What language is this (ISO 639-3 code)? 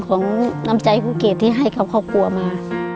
tha